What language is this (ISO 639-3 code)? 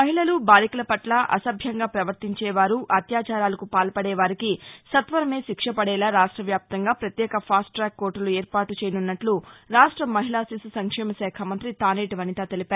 tel